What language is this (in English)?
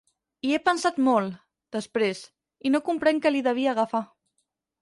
Catalan